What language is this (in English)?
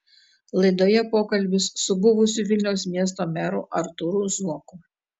Lithuanian